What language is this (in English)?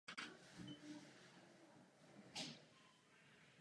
Czech